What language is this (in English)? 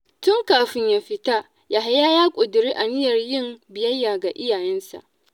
Hausa